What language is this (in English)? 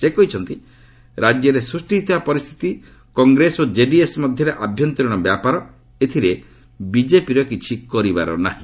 Odia